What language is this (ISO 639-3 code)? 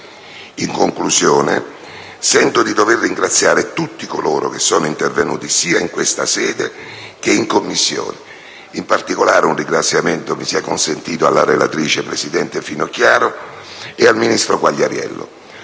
ita